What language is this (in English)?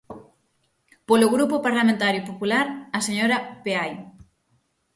Galician